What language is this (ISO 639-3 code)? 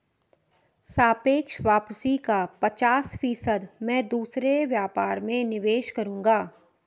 hin